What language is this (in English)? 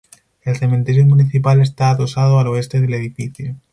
Spanish